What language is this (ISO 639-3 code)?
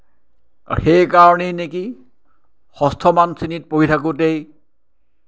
asm